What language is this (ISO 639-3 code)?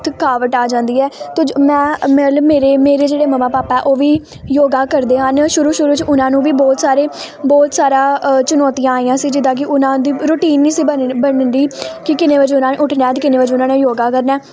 pan